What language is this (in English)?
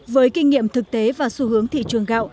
Vietnamese